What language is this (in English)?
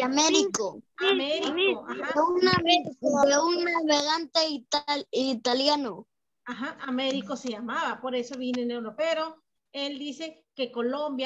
Spanish